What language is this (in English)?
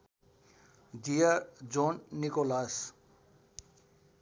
Nepali